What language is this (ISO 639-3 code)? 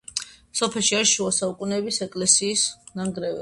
kat